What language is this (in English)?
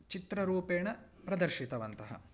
Sanskrit